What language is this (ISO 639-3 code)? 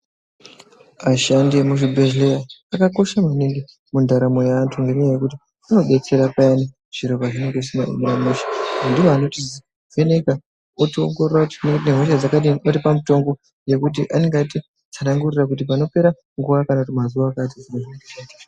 ndc